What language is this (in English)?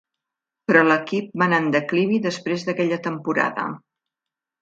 Catalan